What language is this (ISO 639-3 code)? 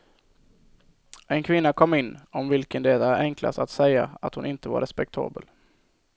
swe